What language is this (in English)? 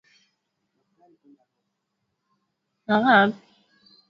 Swahili